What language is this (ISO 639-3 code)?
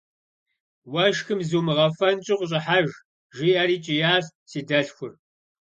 kbd